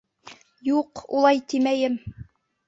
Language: Bashkir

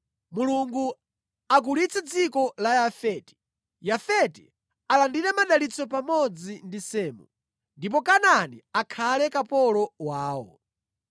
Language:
Nyanja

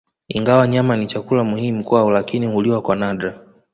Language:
Swahili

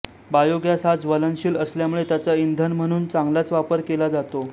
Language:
Marathi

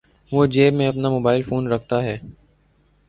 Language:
Urdu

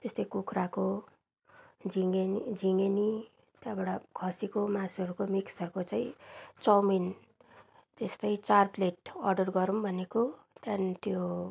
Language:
Nepali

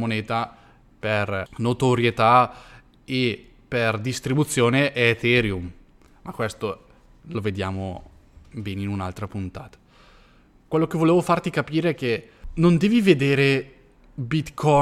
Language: Italian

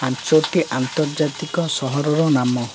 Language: Odia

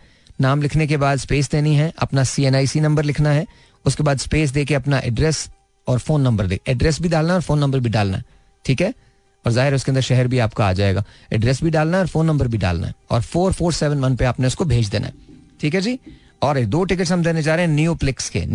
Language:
Hindi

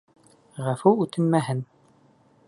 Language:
Bashkir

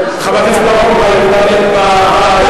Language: Hebrew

